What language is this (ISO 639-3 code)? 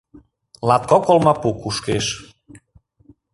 chm